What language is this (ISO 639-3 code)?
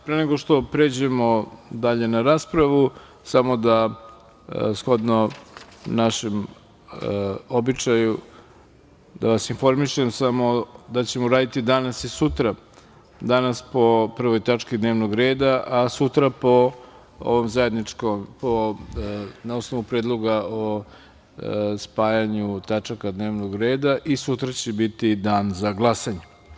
srp